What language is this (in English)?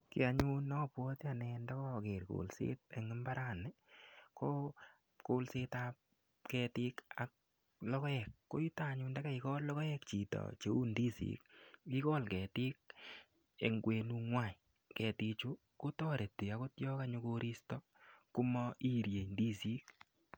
Kalenjin